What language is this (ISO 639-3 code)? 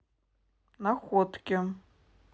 rus